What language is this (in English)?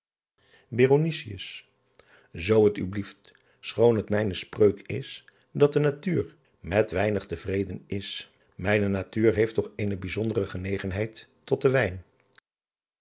Dutch